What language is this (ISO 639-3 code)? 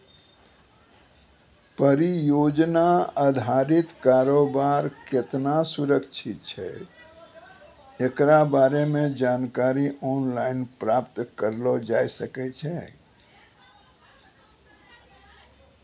mai